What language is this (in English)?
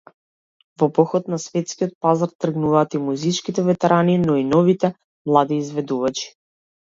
Macedonian